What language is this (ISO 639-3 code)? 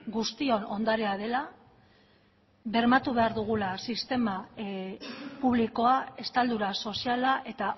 eus